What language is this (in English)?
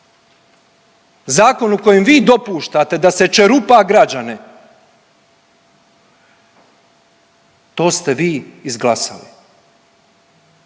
Croatian